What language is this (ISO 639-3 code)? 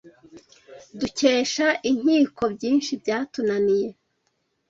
kin